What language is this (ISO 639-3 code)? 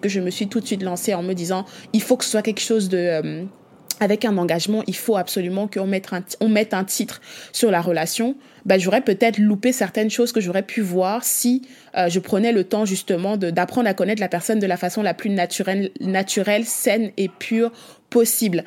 fra